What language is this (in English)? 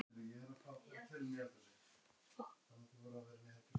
Icelandic